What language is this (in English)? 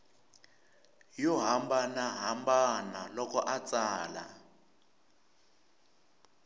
Tsonga